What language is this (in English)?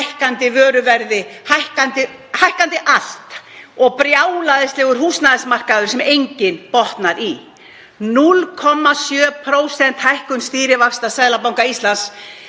Icelandic